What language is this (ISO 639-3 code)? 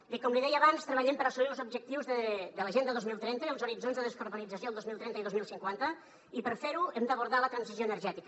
cat